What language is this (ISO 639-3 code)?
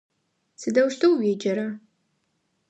ady